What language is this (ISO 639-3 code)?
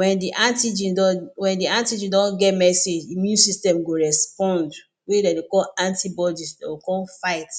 pcm